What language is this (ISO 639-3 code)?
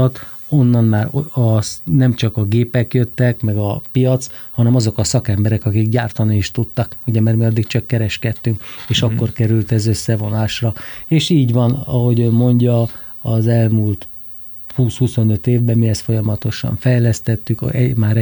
hun